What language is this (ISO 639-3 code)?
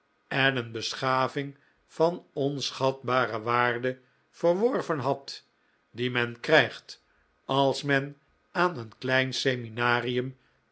nld